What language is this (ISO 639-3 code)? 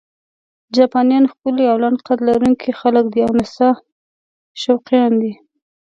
pus